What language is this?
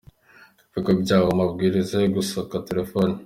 Kinyarwanda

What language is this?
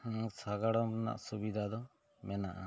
Santali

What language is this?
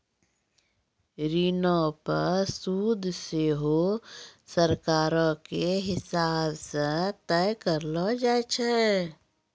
Maithili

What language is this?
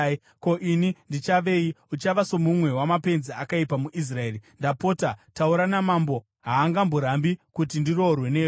Shona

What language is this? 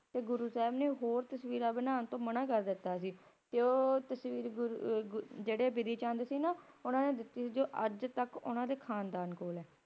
Punjabi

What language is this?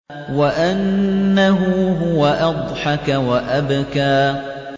Arabic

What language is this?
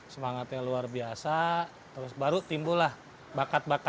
Indonesian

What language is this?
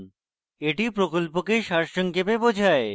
Bangla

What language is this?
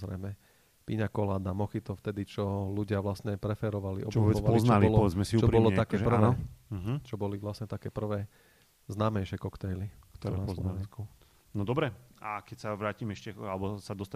Slovak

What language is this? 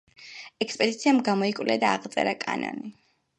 Georgian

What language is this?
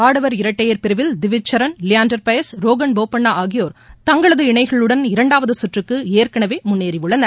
Tamil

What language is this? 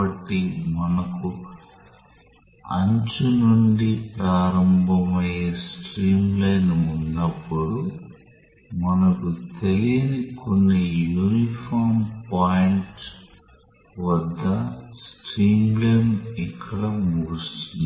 Telugu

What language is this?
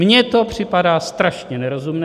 Czech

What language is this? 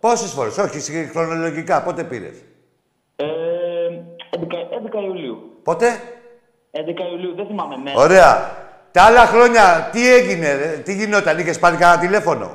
Greek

